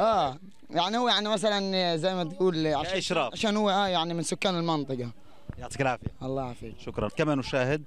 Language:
Arabic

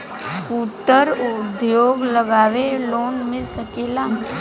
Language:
Bhojpuri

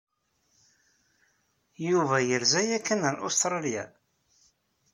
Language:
Kabyle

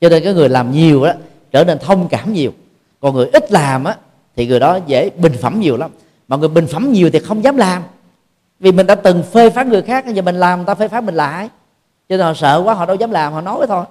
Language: Vietnamese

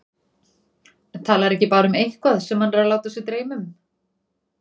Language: Icelandic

